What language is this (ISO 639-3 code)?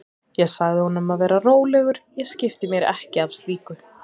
isl